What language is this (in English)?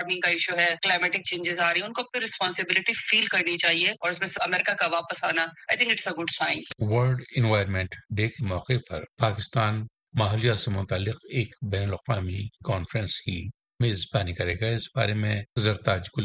Urdu